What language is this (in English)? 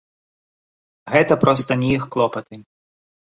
Belarusian